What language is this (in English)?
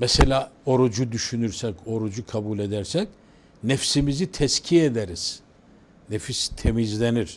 Turkish